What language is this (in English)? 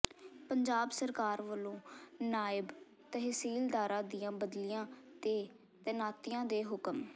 Punjabi